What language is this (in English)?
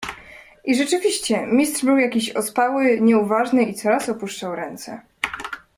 Polish